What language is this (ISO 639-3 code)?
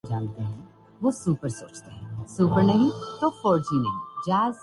urd